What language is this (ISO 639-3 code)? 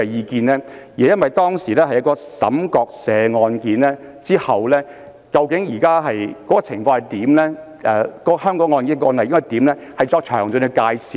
yue